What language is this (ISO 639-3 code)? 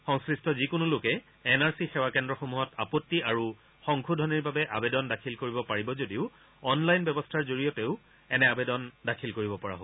asm